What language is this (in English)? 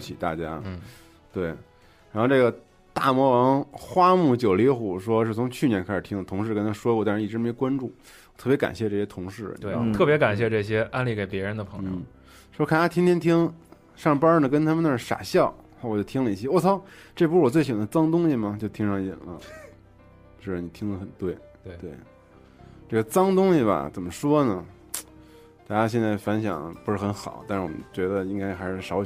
Chinese